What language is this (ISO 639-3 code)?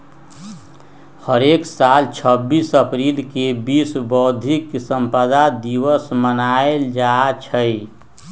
mag